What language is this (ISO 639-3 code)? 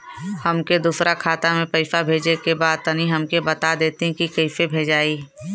bho